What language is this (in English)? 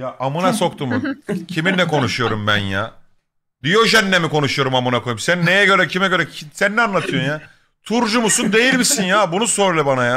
Turkish